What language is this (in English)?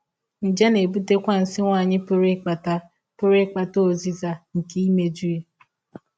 Igbo